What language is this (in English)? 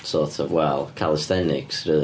Welsh